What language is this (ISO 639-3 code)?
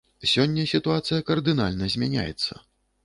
bel